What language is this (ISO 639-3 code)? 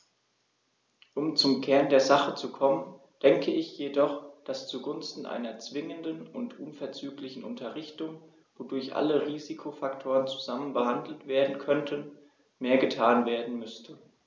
deu